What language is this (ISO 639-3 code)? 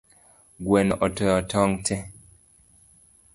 luo